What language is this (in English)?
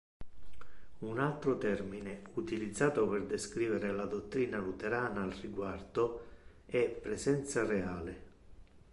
Italian